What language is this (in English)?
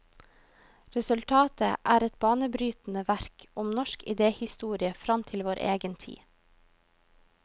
Norwegian